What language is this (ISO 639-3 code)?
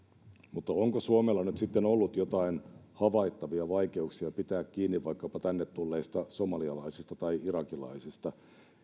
fin